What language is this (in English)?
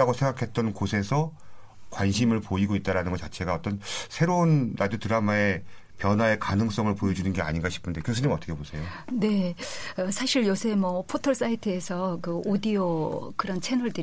Korean